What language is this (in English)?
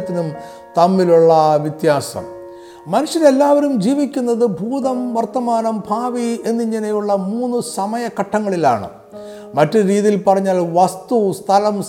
Malayalam